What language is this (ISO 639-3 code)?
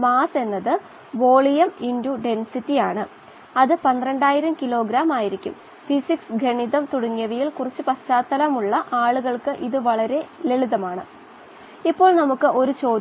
mal